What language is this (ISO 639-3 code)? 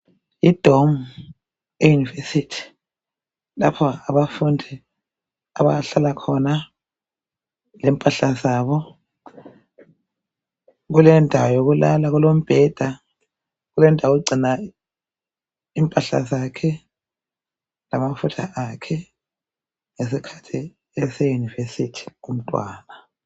nde